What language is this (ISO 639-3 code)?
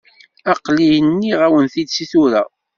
kab